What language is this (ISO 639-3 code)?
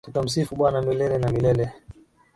swa